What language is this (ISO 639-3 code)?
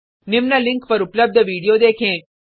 hin